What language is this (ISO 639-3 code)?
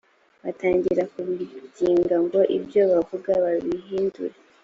kin